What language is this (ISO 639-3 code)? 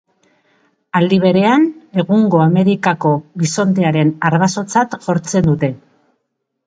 eus